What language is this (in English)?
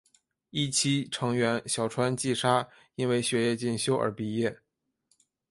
Chinese